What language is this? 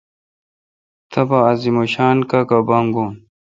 Kalkoti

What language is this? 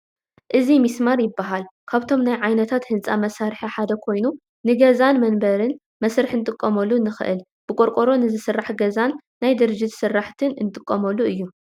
Tigrinya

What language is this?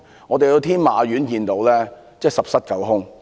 Cantonese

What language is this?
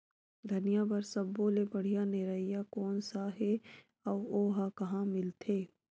Chhattisgarhi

